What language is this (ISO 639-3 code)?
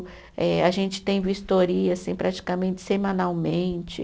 por